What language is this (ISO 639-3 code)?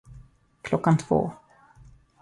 swe